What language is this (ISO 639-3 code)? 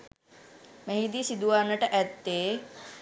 sin